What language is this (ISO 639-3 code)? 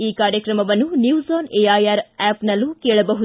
kan